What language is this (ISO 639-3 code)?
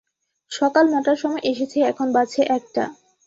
ben